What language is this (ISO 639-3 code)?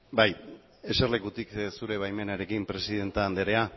eus